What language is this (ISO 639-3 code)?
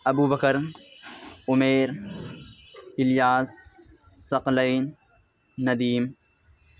urd